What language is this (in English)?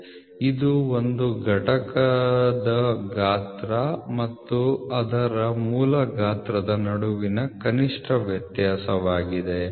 Kannada